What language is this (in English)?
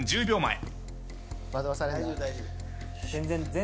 Japanese